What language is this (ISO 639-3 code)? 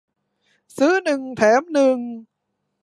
tha